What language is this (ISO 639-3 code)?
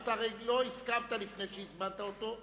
heb